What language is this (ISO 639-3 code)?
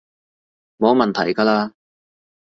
yue